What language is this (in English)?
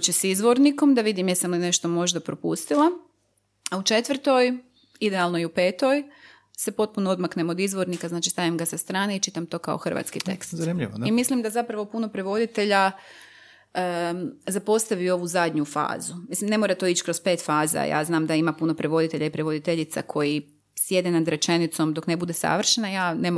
Croatian